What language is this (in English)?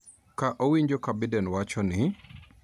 Luo (Kenya and Tanzania)